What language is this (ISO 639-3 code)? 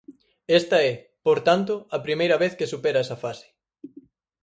glg